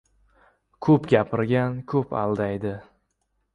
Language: Uzbek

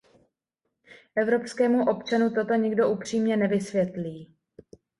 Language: Czech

